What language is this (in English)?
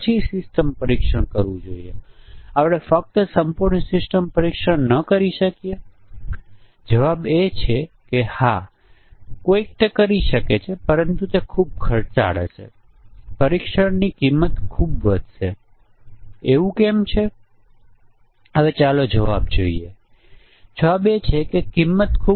Gujarati